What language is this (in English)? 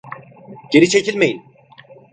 Turkish